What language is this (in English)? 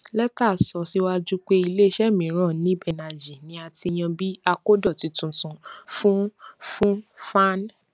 Yoruba